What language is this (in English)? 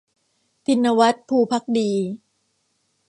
Thai